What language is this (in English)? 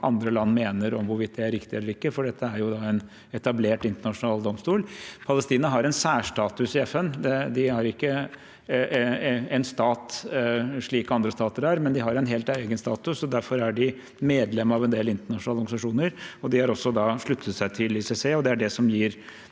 Norwegian